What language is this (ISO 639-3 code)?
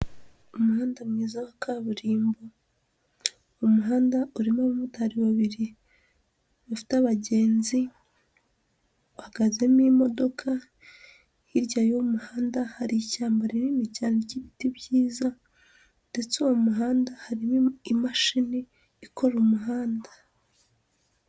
kin